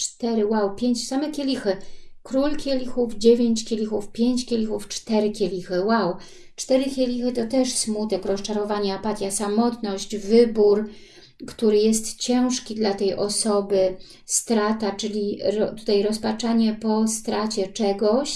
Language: Polish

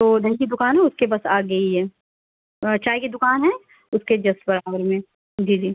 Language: Urdu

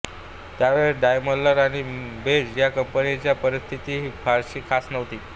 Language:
Marathi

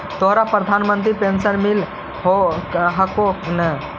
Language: Magahi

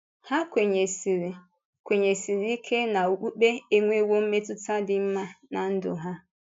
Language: Igbo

